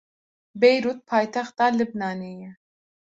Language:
Kurdish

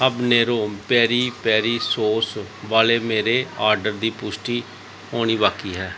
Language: Punjabi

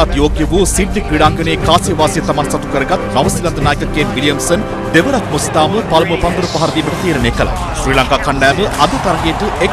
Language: Turkish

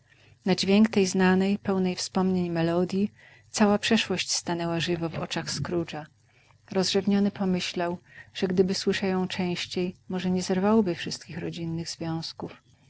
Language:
Polish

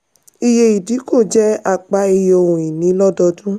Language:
Yoruba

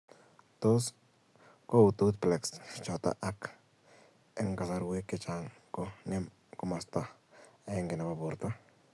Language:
Kalenjin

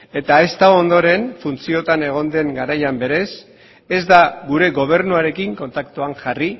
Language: Basque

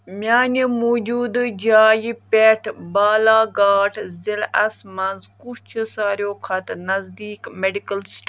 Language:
Kashmiri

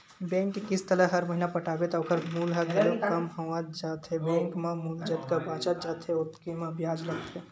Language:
Chhattisgarhi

